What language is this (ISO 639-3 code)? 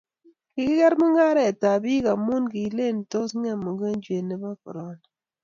kln